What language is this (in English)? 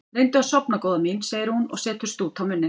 Icelandic